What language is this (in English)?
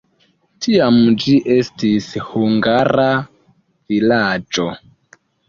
Esperanto